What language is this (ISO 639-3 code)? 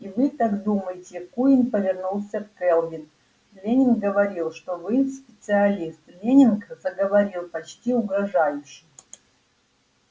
rus